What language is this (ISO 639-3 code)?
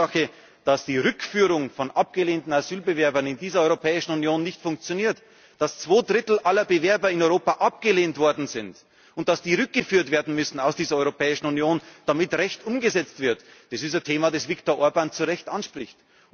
deu